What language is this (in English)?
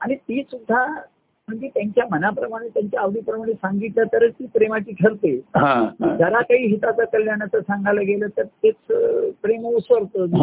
Marathi